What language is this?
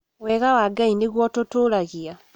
Kikuyu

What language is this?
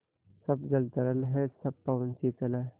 Hindi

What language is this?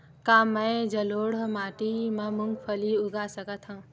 Chhattisgarhi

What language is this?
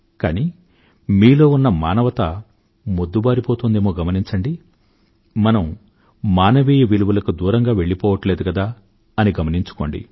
Telugu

